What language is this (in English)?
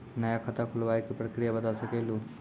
Maithili